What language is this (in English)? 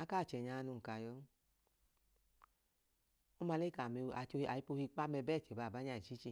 Idoma